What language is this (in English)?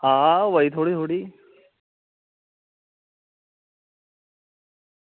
Dogri